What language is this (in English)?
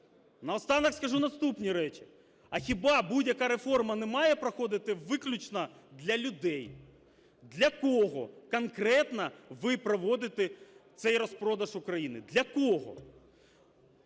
Ukrainian